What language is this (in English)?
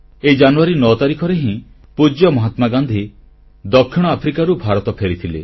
Odia